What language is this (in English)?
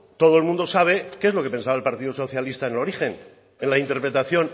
Spanish